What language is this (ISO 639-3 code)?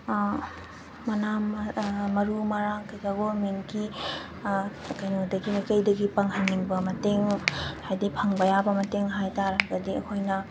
mni